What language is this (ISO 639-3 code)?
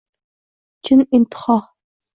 uzb